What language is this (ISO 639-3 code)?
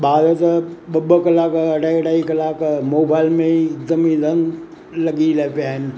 snd